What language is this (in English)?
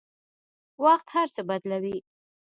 Pashto